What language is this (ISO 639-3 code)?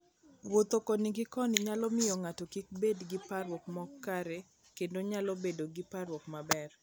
luo